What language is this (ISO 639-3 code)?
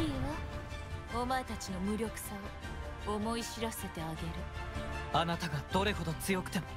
jpn